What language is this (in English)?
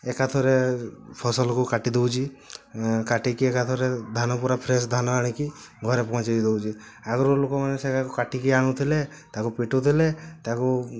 Odia